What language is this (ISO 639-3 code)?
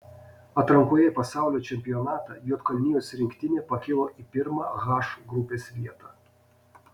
lit